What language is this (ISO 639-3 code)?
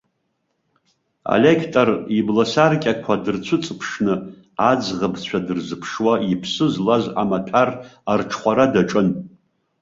abk